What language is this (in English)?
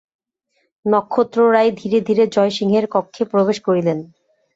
Bangla